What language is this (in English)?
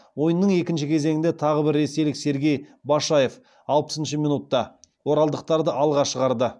Kazakh